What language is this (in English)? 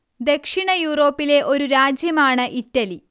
Malayalam